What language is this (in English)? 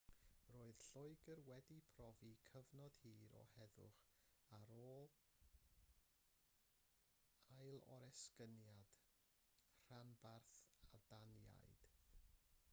Welsh